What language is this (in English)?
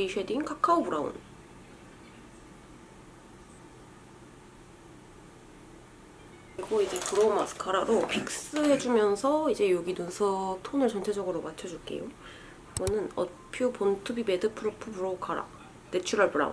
Korean